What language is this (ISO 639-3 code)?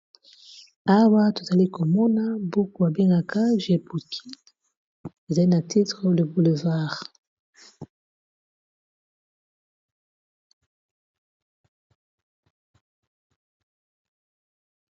lin